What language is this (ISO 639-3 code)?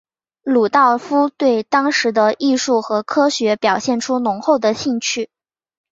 zho